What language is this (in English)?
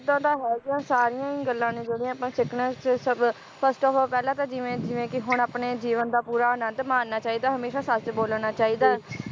Punjabi